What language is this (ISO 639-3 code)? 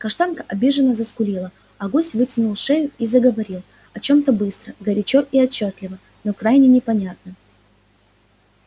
rus